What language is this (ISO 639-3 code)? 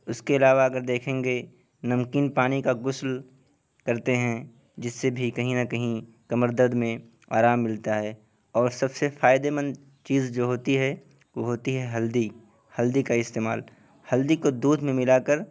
urd